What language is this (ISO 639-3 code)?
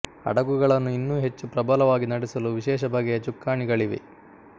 kan